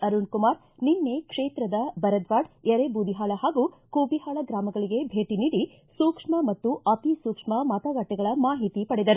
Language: Kannada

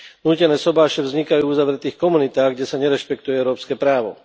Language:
Slovak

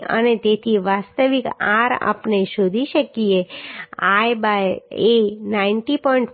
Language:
Gujarati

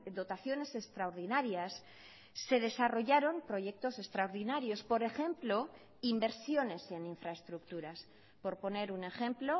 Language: Spanish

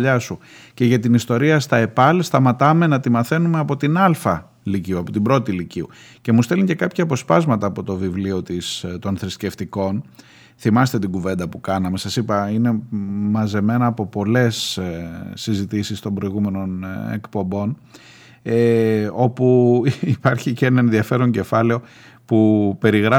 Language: Greek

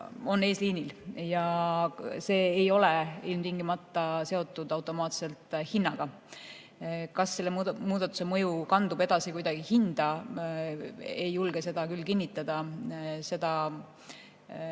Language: Estonian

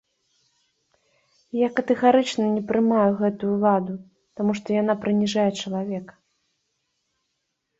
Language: Belarusian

